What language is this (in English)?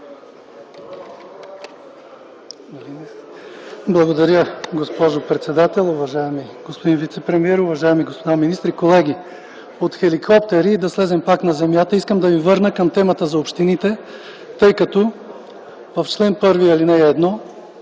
Bulgarian